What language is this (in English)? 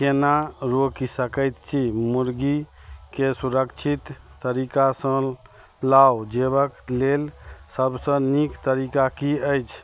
Maithili